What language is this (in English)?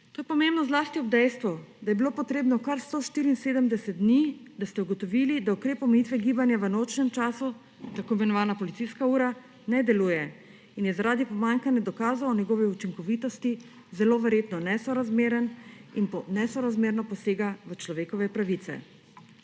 Slovenian